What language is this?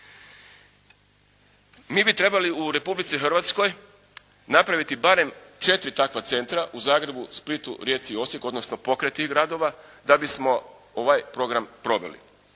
Croatian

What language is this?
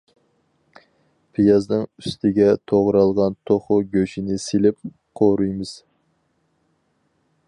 Uyghur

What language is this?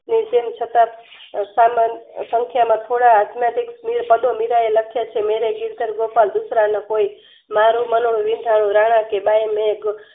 Gujarati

